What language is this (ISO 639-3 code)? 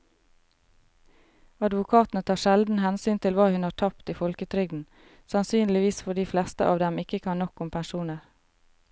nor